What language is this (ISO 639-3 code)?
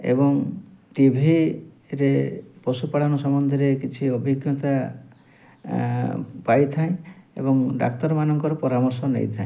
ori